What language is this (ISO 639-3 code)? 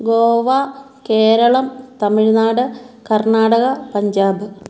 mal